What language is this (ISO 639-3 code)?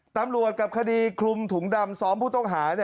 tha